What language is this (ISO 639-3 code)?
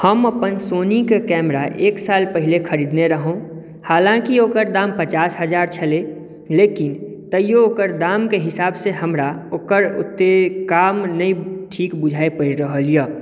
mai